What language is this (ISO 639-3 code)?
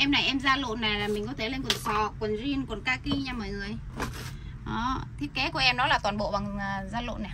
vie